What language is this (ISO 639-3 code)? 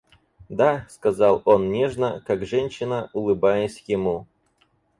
rus